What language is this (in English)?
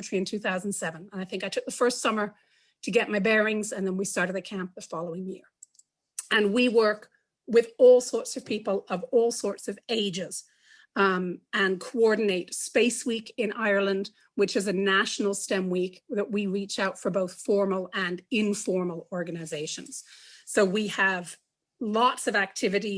English